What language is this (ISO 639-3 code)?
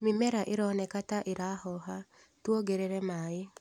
kik